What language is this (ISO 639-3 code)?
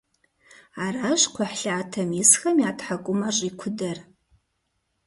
kbd